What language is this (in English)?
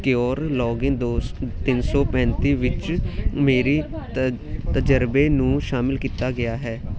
Punjabi